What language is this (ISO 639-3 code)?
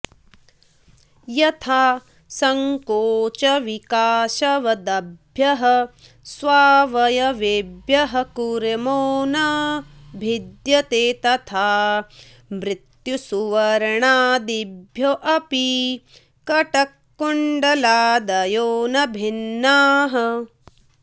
san